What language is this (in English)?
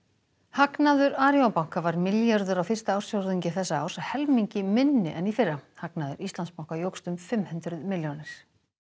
Icelandic